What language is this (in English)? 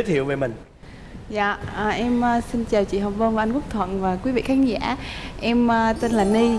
Vietnamese